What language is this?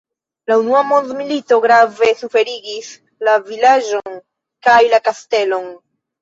Esperanto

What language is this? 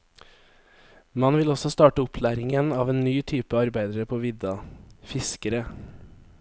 Norwegian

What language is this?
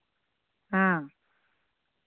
Santali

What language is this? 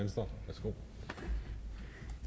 Danish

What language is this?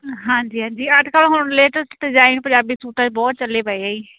Punjabi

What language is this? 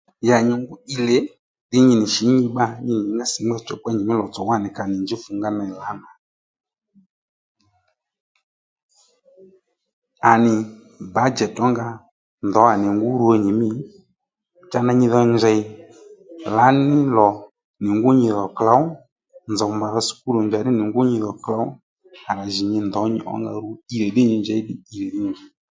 Lendu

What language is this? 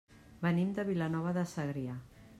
Catalan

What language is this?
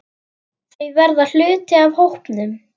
Icelandic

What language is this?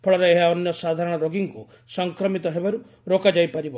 Odia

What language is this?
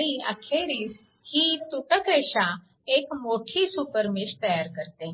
Marathi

